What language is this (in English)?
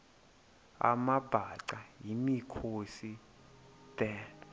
Xhosa